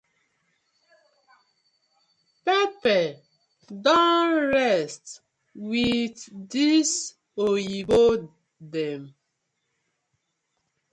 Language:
Nigerian Pidgin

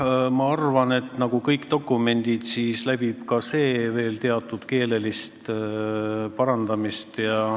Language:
Estonian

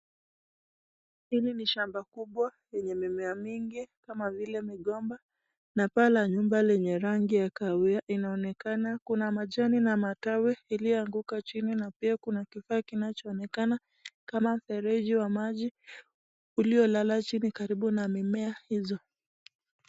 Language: Swahili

